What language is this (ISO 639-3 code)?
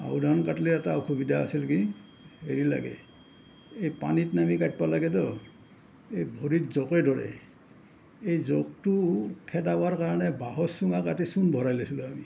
asm